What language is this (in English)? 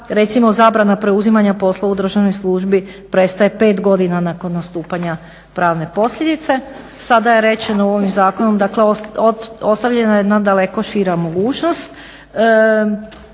Croatian